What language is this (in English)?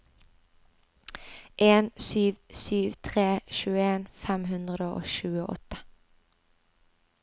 Norwegian